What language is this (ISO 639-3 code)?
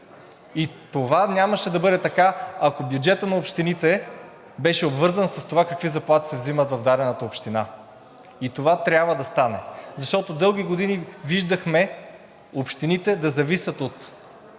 bul